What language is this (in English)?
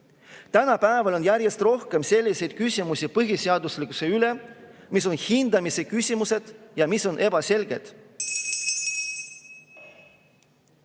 Estonian